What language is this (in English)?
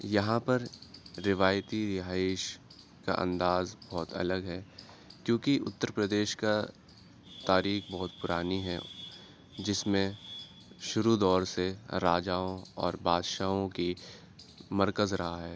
Urdu